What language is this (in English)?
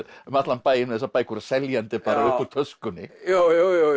Icelandic